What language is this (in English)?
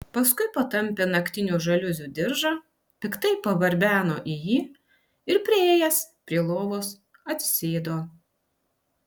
Lithuanian